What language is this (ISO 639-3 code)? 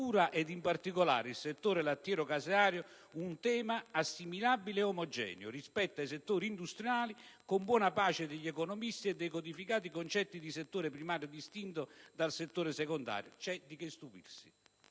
ita